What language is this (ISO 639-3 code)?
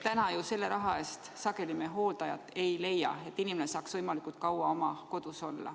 est